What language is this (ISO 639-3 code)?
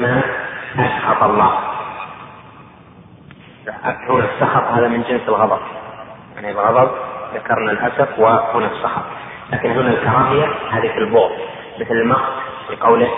ara